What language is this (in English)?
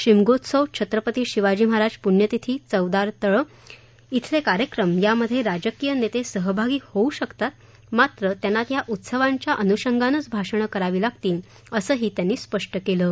Marathi